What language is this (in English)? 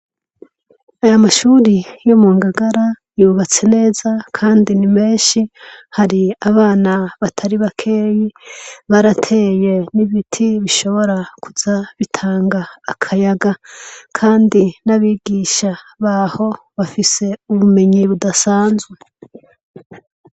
Rundi